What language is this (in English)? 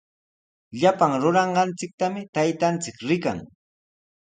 Sihuas Ancash Quechua